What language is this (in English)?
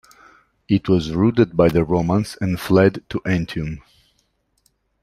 English